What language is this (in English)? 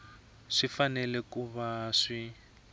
Tsonga